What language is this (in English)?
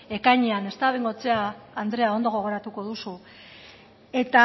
Basque